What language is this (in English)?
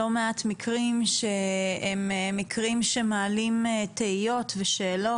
Hebrew